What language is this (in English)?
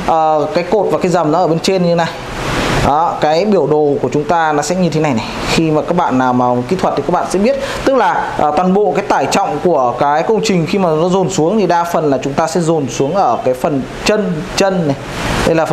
Vietnamese